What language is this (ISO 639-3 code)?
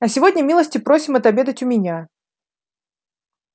rus